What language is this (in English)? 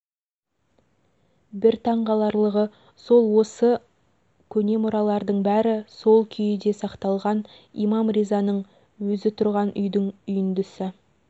Kazakh